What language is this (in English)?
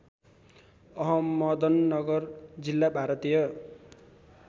Nepali